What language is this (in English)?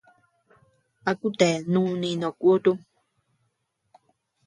Tepeuxila Cuicatec